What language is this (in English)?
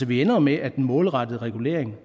Danish